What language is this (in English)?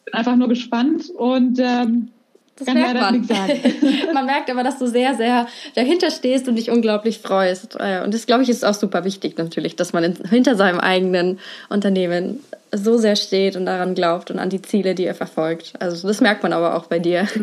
German